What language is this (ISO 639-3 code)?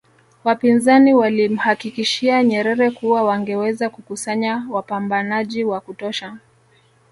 swa